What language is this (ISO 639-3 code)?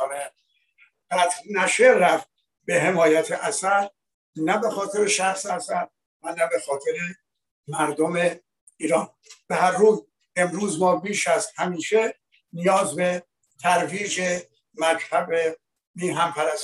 fas